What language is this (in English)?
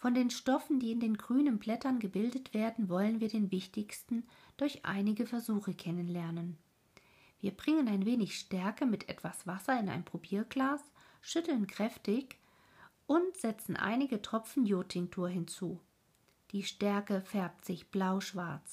German